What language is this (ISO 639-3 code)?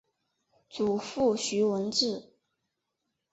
zho